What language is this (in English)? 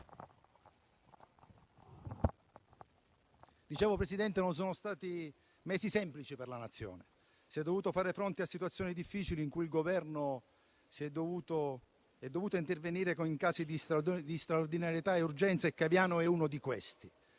Italian